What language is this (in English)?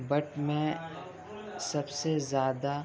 Urdu